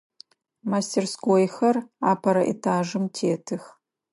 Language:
Adyghe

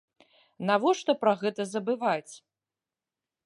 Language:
Belarusian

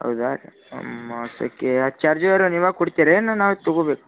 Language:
Kannada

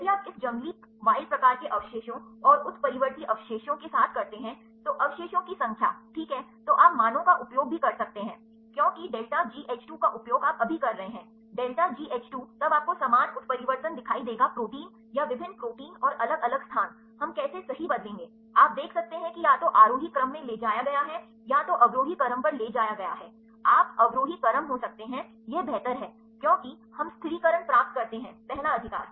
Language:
Hindi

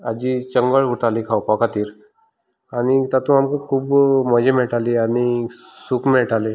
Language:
Konkani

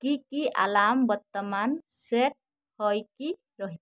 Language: Odia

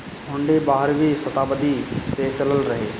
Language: Bhojpuri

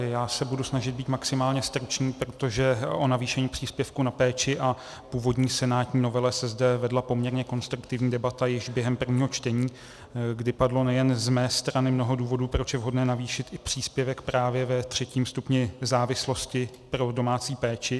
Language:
Czech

